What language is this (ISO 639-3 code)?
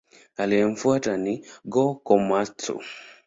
swa